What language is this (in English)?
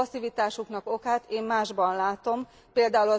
Hungarian